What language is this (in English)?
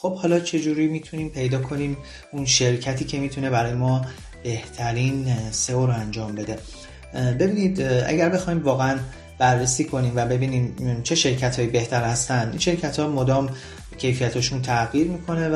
Persian